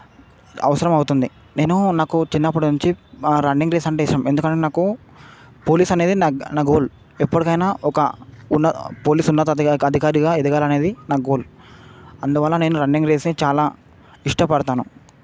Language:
Telugu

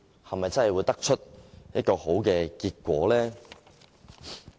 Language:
Cantonese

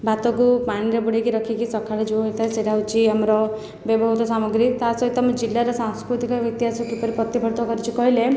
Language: Odia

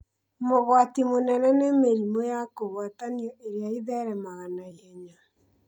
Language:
Kikuyu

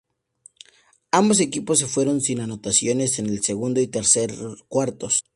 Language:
Spanish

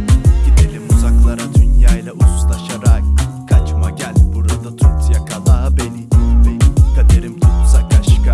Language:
Turkish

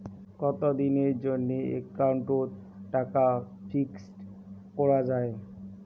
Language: Bangla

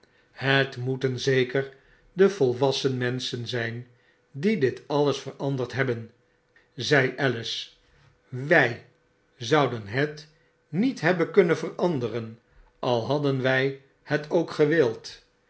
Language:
Dutch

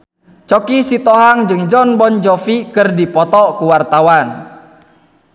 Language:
Sundanese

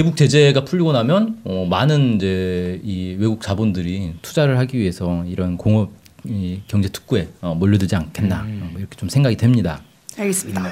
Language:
Korean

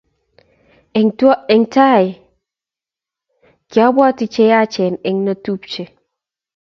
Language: Kalenjin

